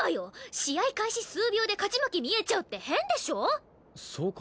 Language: Japanese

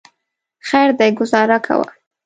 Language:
Pashto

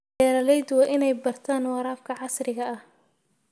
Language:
Somali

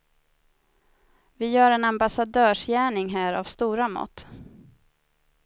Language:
Swedish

